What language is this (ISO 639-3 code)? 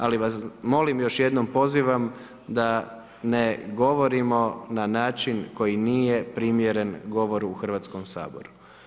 hrv